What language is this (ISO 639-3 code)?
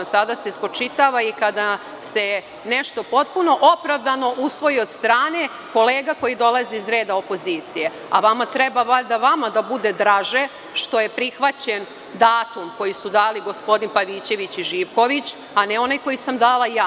srp